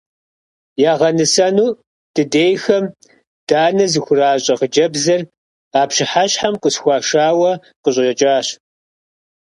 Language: Kabardian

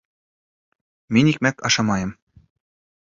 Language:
Bashkir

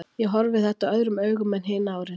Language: Icelandic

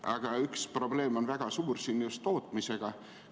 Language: Estonian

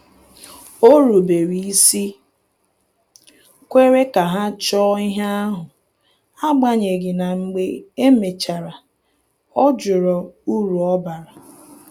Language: Igbo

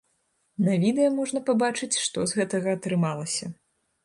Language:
Belarusian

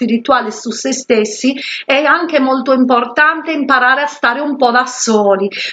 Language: Italian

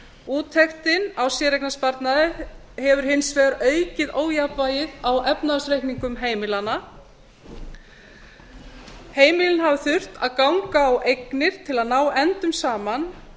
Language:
Icelandic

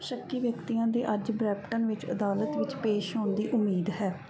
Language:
Punjabi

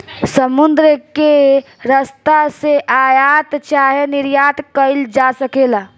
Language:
Bhojpuri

